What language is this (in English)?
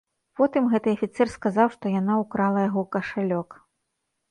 Belarusian